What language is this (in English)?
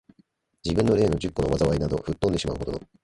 Japanese